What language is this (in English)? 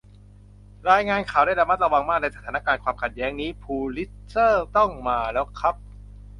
Thai